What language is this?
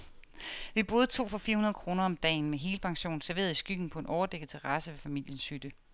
Danish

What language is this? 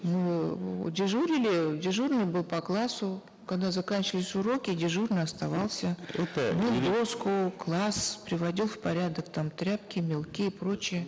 Kazakh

